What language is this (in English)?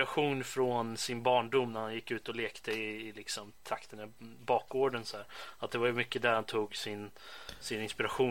Swedish